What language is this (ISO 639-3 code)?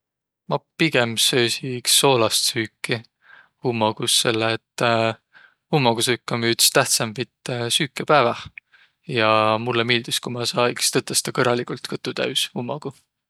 vro